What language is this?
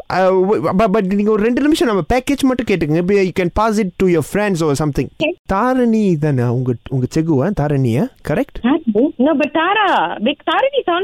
Tamil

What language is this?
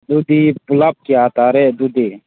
Manipuri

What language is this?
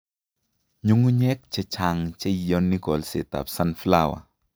Kalenjin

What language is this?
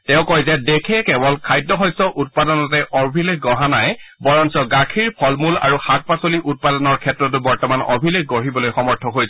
Assamese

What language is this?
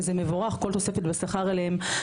Hebrew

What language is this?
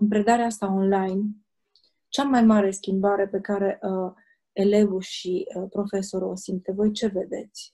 Romanian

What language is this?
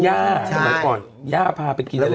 Thai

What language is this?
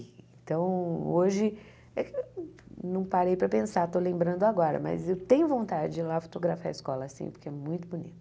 Portuguese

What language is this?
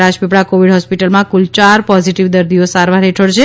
Gujarati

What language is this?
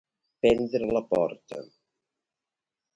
Catalan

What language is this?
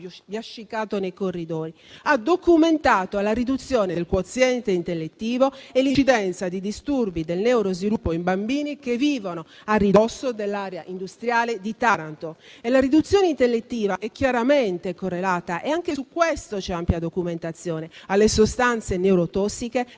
Italian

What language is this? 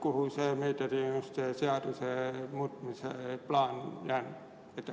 Estonian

